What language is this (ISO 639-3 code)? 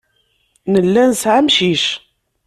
kab